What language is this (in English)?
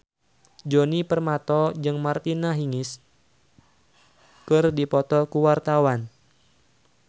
Sundanese